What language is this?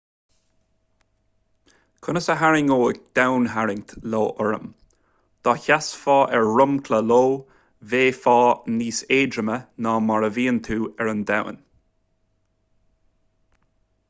Irish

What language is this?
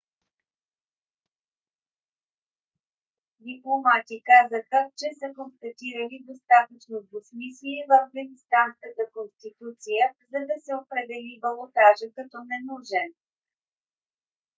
Bulgarian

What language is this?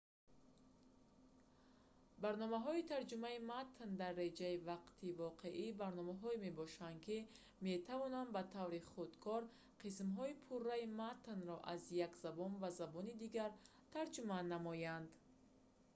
Tajik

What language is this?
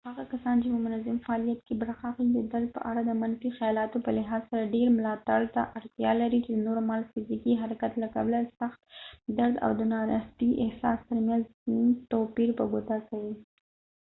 Pashto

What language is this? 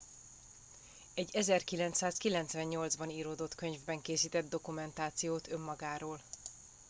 Hungarian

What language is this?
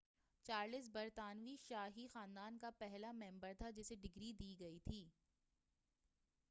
Urdu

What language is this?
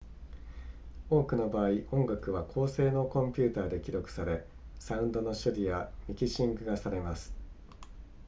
Japanese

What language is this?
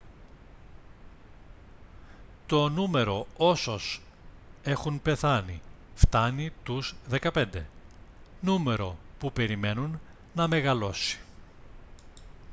Greek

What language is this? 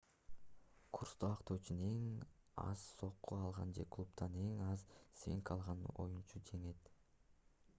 Kyrgyz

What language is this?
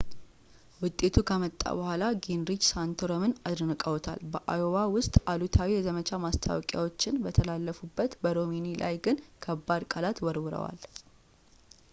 Amharic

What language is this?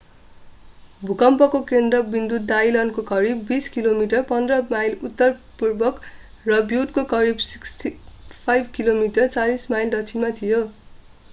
Nepali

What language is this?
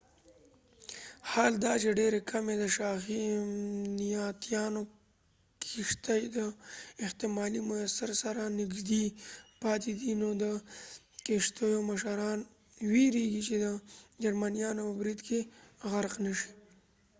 Pashto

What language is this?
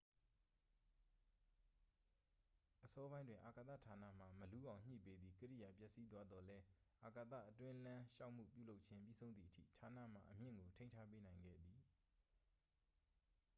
Burmese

